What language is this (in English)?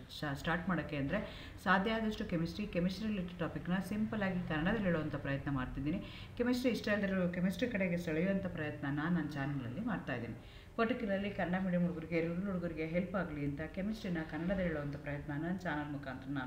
Kannada